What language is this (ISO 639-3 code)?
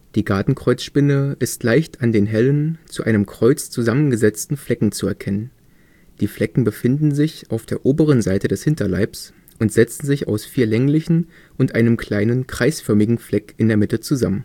deu